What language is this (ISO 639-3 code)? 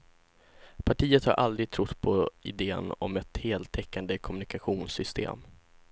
swe